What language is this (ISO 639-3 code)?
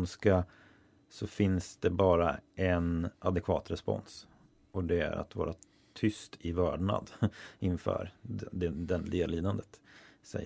swe